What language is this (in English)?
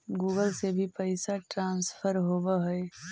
Magahi